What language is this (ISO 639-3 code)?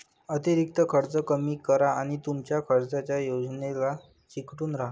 mar